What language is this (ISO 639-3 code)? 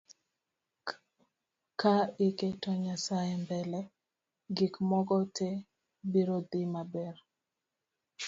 luo